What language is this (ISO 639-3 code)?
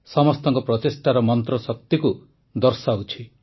ori